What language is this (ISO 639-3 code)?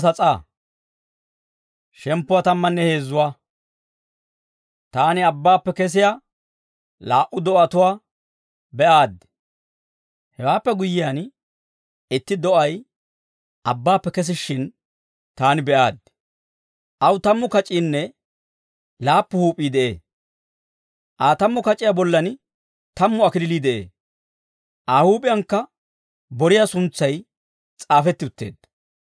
dwr